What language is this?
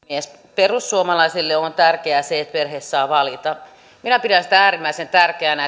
Finnish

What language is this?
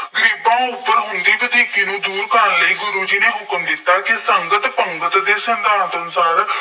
Punjabi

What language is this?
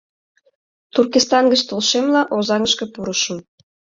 Mari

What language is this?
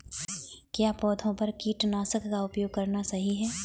Hindi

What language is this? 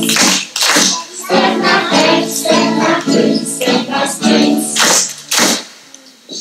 Polish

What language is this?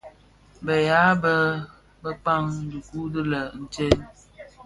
Bafia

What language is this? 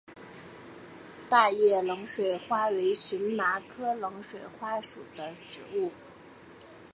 Chinese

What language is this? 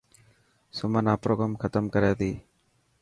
Dhatki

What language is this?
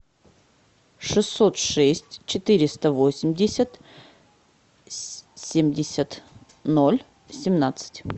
Russian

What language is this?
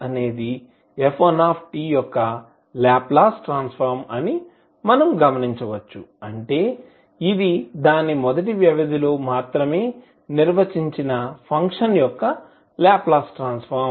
Telugu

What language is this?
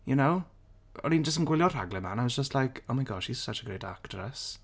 Welsh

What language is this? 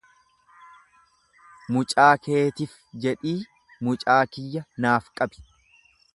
Oromo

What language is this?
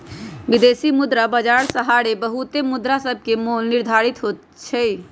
Magahi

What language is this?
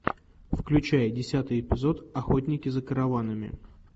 Russian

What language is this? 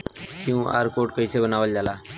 Bhojpuri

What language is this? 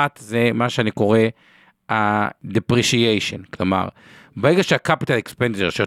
Hebrew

